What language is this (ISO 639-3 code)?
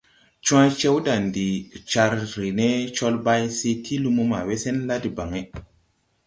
tui